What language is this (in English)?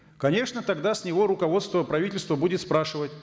Kazakh